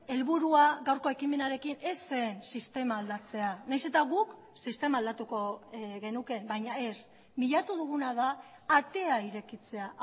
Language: Basque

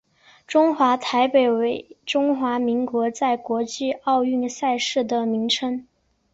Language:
Chinese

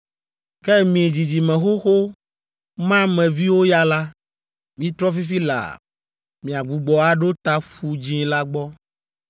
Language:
Ewe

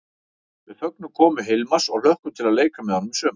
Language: Icelandic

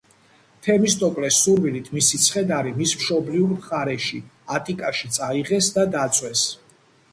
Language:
Georgian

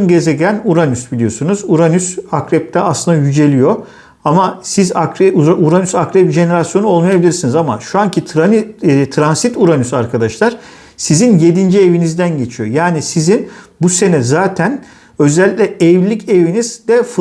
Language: Turkish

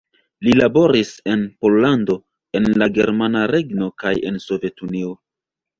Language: Esperanto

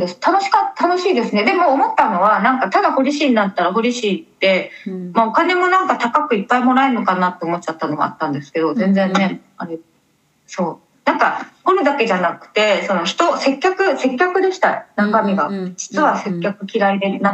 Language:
Japanese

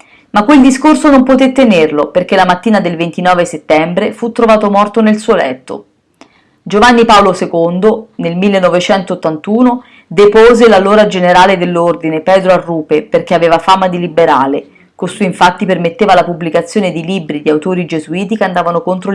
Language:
Italian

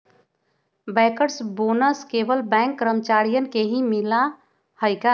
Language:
Magahi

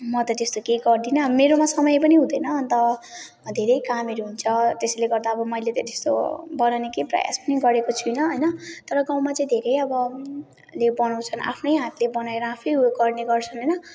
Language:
Nepali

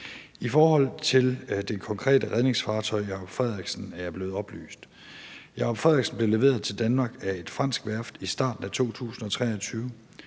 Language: Danish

